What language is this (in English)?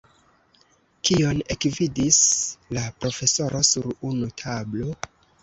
Esperanto